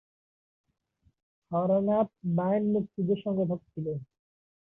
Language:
Bangla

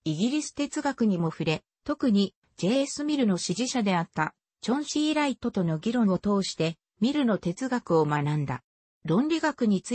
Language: Japanese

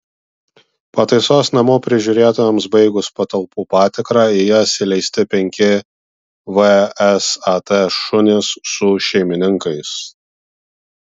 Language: Lithuanian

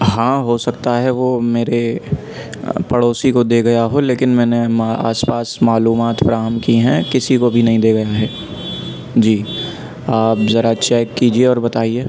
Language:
Urdu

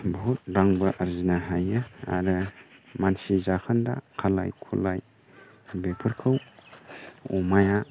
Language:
Bodo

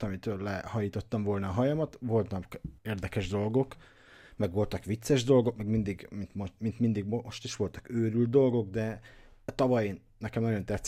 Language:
Hungarian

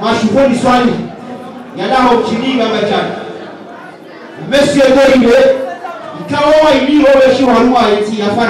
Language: Arabic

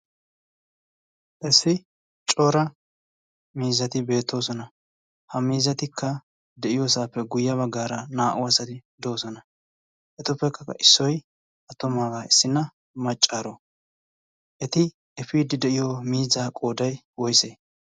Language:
Wolaytta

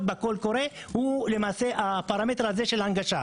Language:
Hebrew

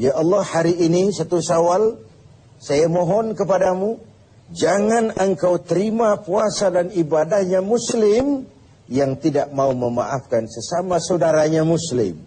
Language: Indonesian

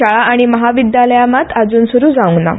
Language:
Konkani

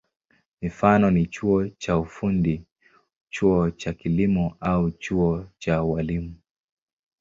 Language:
Swahili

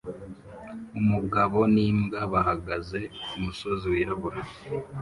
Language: Kinyarwanda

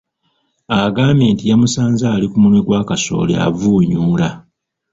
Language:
Ganda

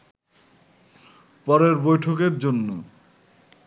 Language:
Bangla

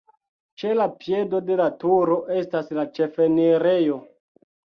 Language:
Esperanto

